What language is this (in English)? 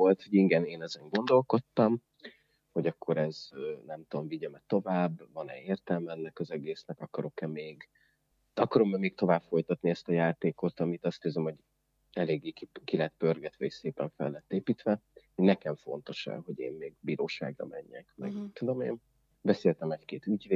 Hungarian